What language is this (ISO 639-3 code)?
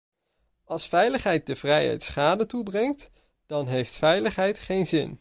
nld